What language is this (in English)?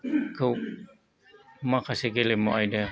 Bodo